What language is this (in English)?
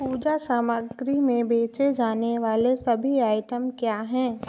Hindi